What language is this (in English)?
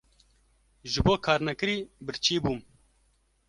Kurdish